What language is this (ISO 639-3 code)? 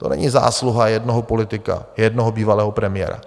ces